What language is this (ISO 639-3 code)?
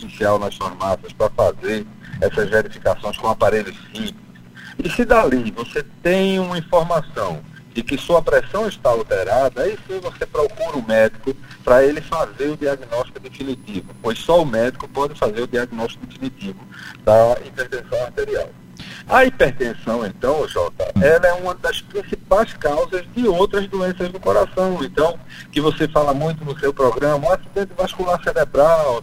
por